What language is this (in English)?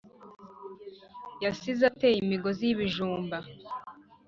Kinyarwanda